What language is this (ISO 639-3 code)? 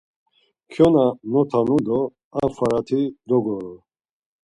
lzz